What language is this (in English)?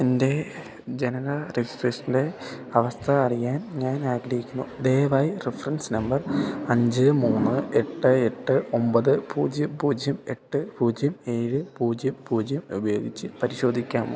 Malayalam